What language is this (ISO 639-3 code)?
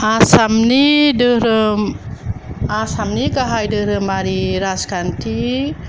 brx